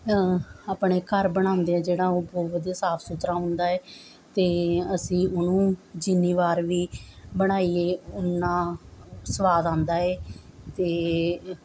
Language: Punjabi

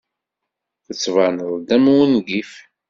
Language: Kabyle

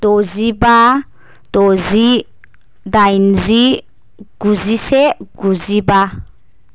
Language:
Bodo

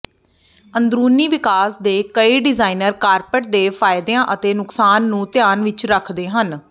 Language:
Punjabi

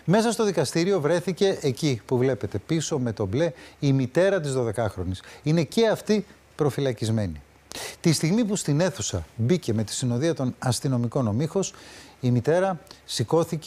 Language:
Greek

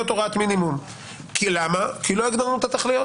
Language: Hebrew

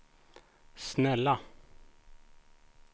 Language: Swedish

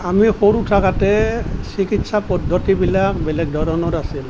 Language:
Assamese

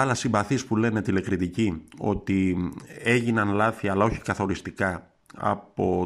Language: Greek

